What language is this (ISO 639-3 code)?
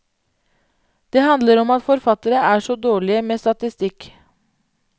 nor